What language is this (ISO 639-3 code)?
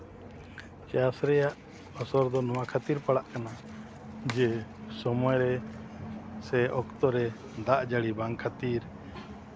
sat